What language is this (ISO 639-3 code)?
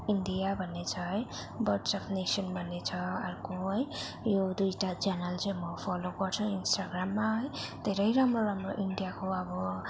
nep